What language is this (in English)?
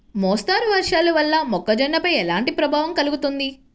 Telugu